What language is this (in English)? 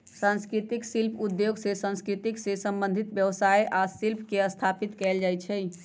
Magahi